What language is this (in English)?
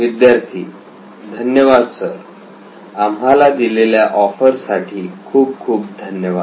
Marathi